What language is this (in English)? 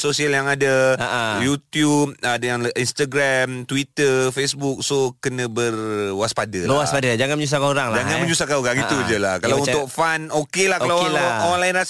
Malay